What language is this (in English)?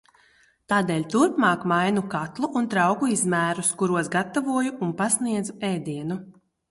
Latvian